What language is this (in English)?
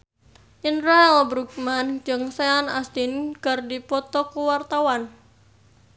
Sundanese